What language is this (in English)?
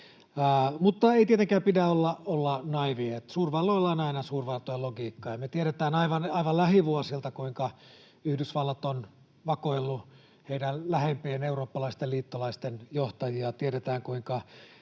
Finnish